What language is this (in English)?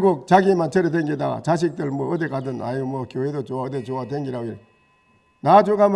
Korean